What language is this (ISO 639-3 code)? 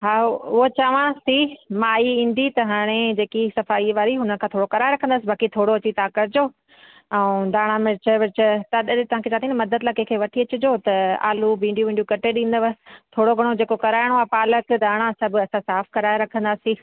snd